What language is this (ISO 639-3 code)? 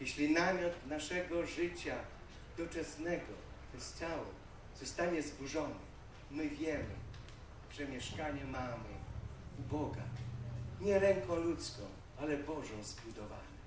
pol